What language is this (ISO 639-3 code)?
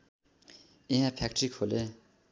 nep